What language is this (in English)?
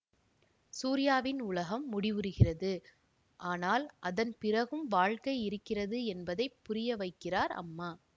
Tamil